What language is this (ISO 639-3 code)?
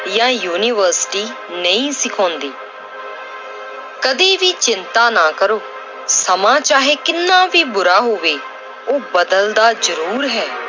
pan